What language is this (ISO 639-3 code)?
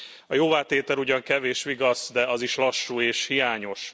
hun